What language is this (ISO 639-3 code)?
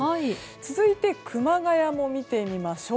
jpn